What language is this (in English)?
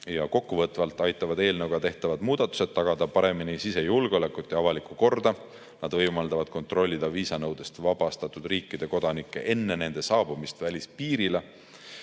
Estonian